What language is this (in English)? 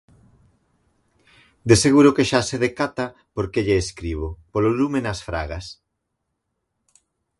Galician